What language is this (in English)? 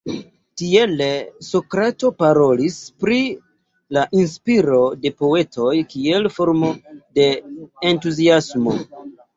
Esperanto